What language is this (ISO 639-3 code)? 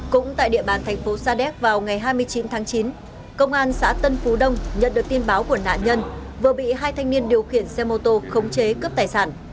vie